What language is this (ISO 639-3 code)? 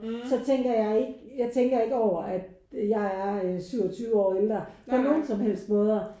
dan